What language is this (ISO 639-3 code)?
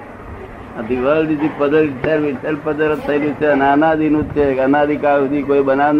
guj